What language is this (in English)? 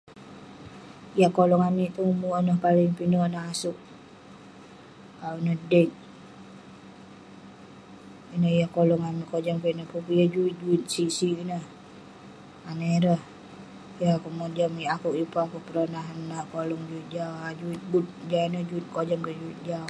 Western Penan